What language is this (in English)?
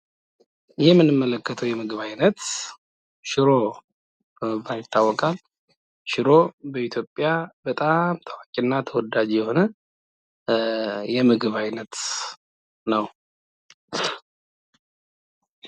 Amharic